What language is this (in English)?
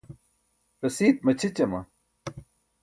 Burushaski